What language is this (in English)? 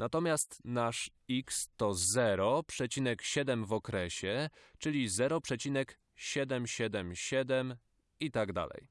Polish